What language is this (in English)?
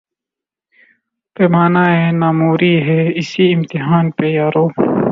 Urdu